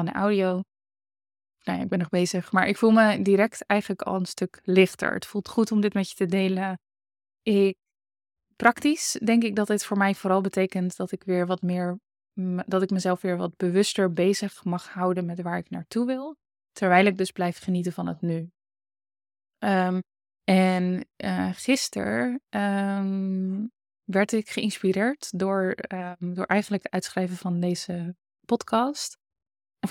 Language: Dutch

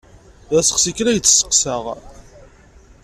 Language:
Kabyle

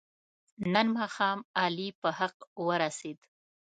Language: Pashto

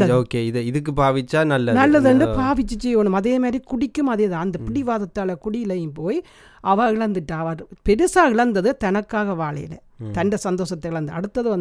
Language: Tamil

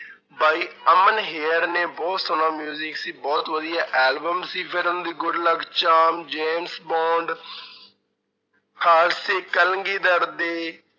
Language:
Punjabi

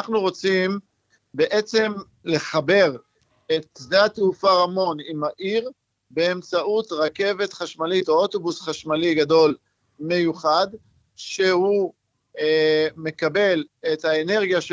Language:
Hebrew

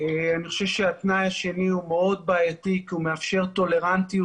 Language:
Hebrew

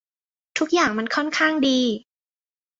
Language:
Thai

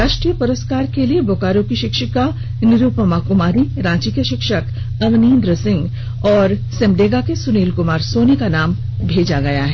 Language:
Hindi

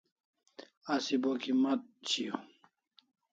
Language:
Kalasha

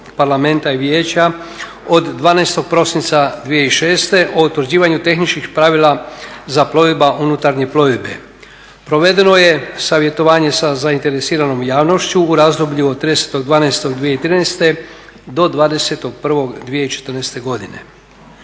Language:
Croatian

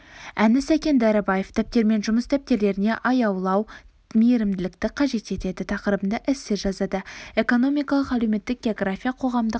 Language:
Kazakh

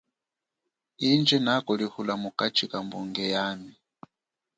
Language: Chokwe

